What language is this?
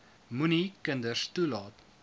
Afrikaans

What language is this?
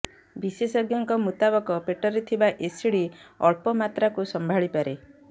Odia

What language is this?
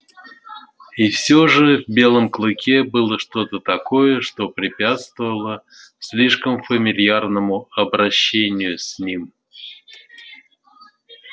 Russian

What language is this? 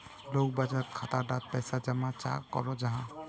Magahi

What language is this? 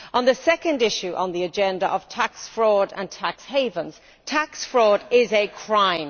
English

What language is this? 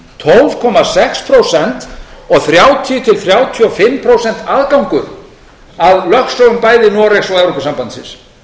Icelandic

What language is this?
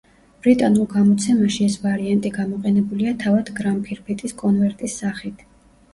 Georgian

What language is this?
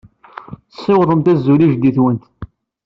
Kabyle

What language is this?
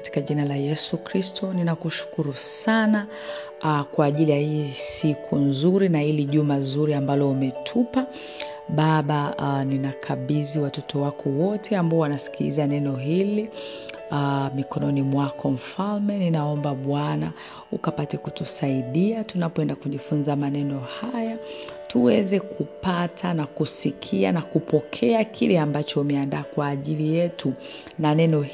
Swahili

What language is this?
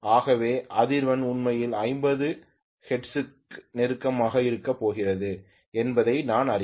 Tamil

